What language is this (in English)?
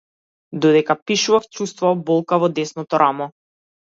Macedonian